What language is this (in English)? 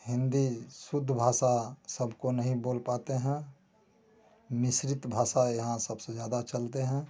Hindi